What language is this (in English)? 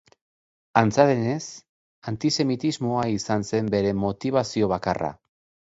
Basque